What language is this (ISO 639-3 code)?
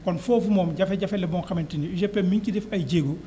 wol